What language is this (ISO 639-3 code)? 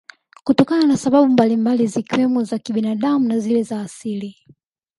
swa